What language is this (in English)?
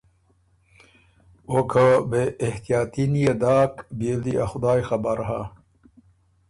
Ormuri